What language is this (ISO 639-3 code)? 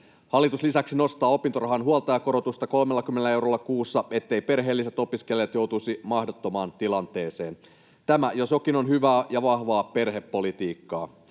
fin